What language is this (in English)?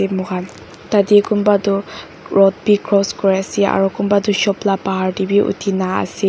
Naga Pidgin